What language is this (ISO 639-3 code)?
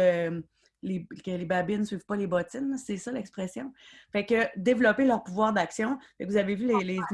fra